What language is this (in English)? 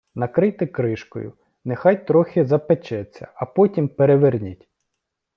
Ukrainian